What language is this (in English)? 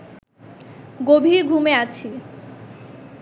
Bangla